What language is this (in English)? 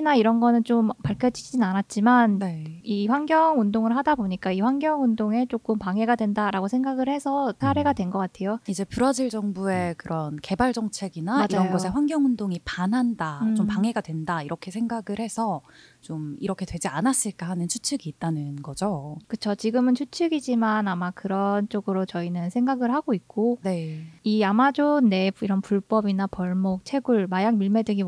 Korean